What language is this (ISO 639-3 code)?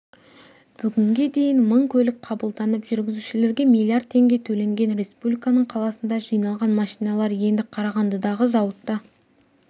kaz